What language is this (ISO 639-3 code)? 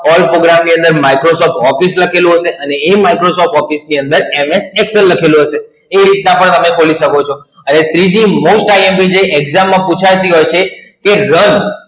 guj